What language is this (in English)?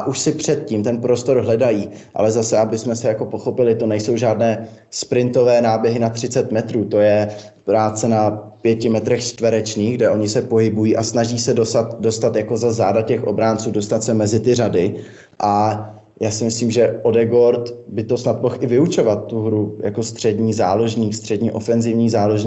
Czech